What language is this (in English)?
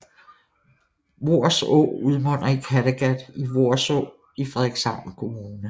Danish